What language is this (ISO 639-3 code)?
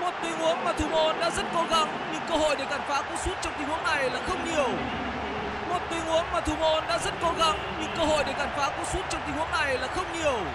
vie